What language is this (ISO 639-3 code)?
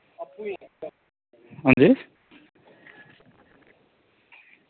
doi